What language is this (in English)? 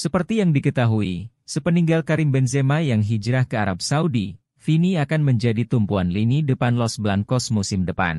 Indonesian